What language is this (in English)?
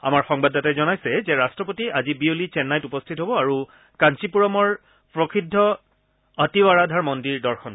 Assamese